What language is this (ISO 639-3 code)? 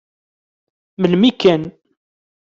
kab